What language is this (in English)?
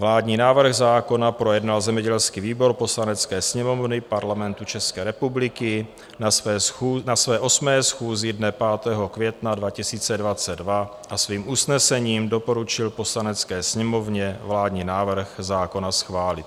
Czech